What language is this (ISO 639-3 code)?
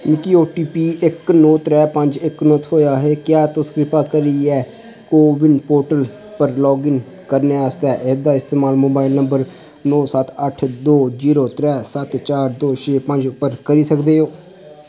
doi